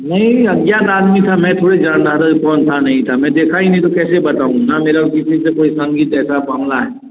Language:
Hindi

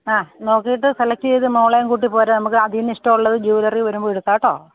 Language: Malayalam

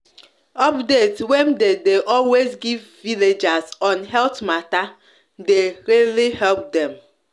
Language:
Nigerian Pidgin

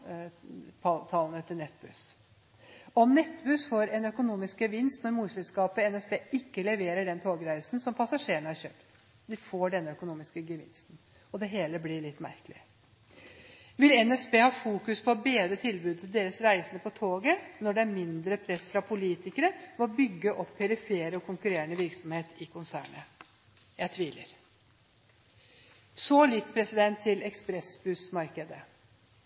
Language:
Norwegian Bokmål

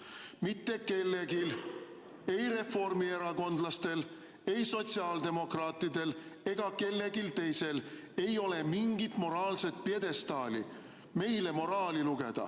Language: Estonian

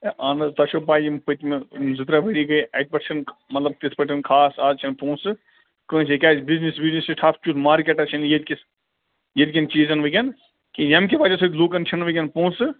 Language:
Kashmiri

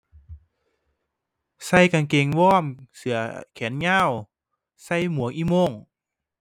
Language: Thai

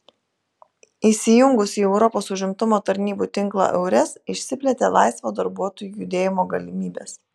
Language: Lithuanian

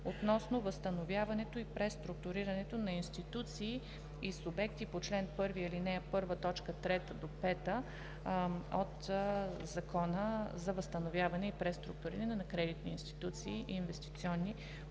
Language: Bulgarian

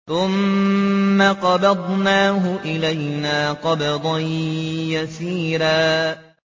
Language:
Arabic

